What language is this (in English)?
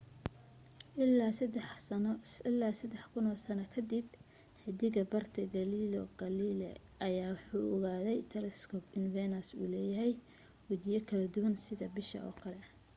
Somali